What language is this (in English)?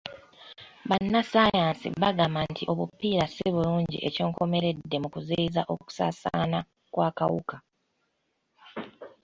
Ganda